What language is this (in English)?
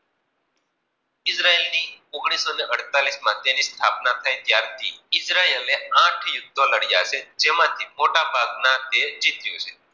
Gujarati